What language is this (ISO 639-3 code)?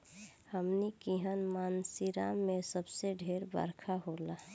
bho